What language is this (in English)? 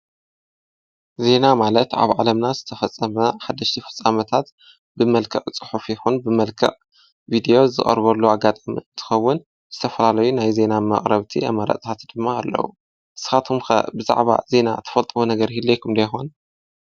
Tigrinya